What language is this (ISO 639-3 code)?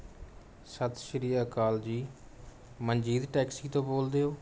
pan